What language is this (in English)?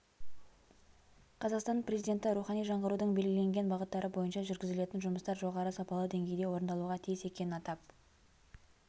Kazakh